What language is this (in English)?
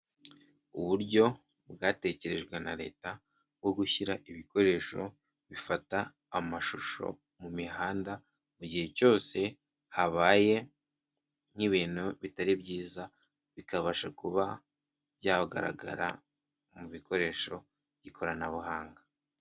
Kinyarwanda